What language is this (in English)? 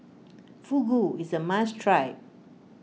English